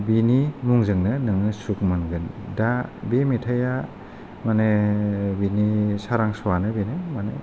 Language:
Bodo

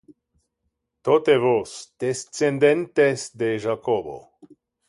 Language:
Interlingua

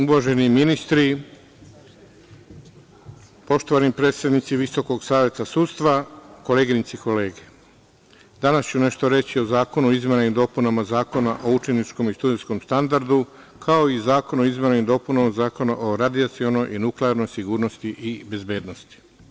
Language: Serbian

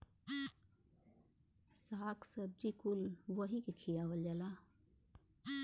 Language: Bhojpuri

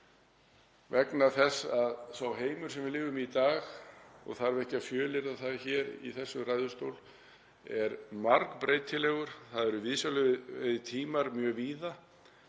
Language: Icelandic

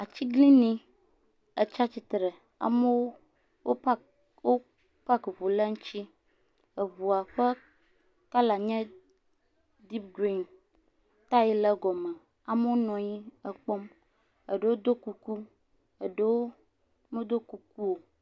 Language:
Ewe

